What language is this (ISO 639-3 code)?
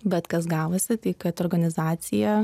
lit